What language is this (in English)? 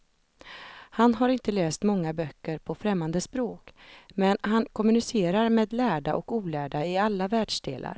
Swedish